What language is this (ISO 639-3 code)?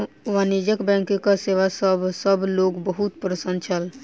mai